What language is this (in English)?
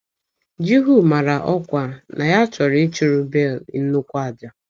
Igbo